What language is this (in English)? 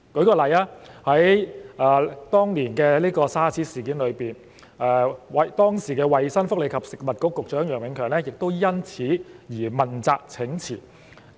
Cantonese